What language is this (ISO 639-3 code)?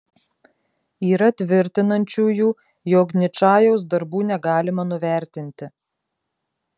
lit